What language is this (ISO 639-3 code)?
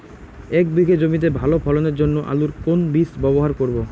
ben